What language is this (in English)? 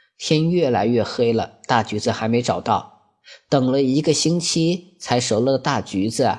Chinese